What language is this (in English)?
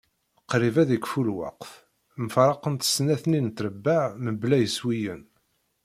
Kabyle